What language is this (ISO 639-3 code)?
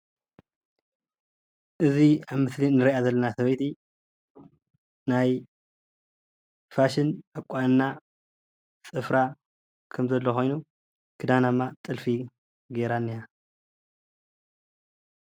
tir